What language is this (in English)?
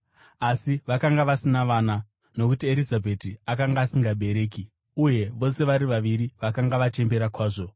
Shona